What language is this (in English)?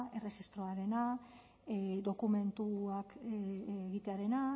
Basque